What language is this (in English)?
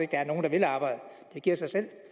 Danish